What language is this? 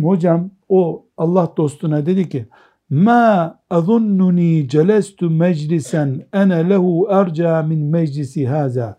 Turkish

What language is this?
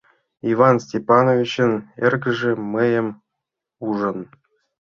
Mari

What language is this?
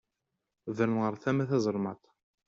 Kabyle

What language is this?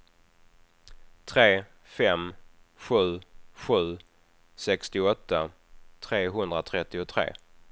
Swedish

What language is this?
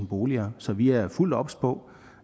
Danish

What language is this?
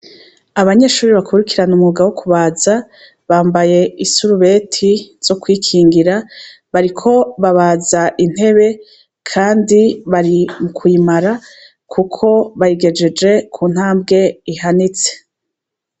Rundi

